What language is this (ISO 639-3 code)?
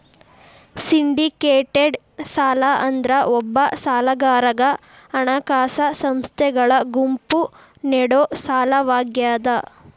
kan